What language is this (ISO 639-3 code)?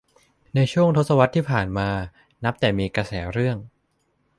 tha